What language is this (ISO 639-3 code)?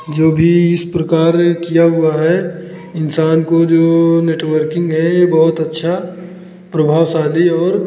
hin